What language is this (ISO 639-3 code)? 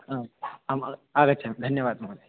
san